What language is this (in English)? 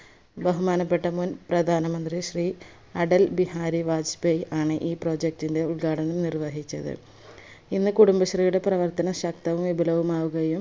Malayalam